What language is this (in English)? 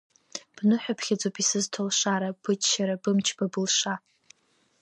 Abkhazian